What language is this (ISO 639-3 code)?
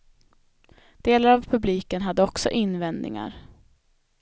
swe